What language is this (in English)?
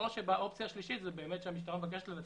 Hebrew